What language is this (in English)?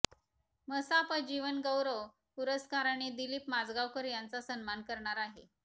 Marathi